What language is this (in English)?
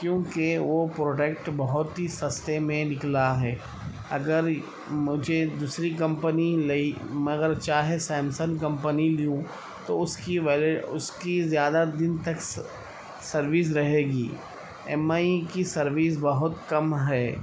Urdu